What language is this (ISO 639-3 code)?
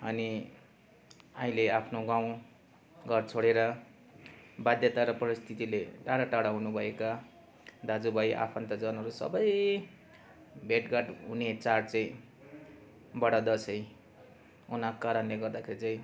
nep